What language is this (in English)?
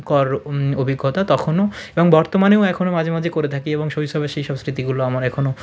Bangla